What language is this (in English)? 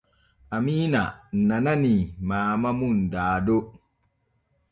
Borgu Fulfulde